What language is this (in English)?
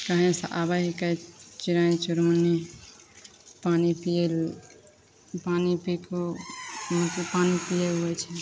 Maithili